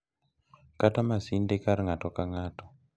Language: Luo (Kenya and Tanzania)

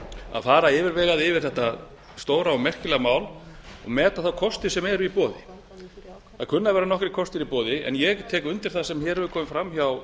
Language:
Icelandic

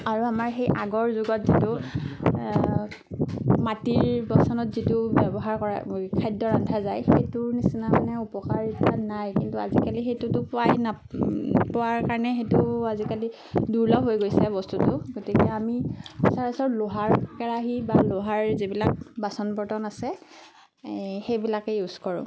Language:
Assamese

